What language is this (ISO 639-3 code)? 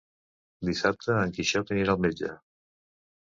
cat